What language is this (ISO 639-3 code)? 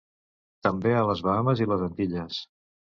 cat